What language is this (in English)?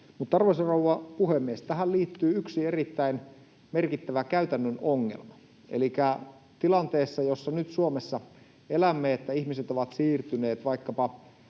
Finnish